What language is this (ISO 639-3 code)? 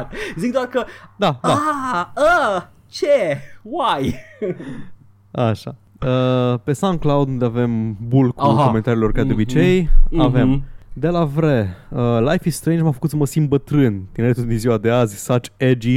ron